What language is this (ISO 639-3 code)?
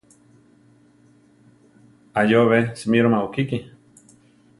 tar